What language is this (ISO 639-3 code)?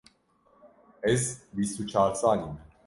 kur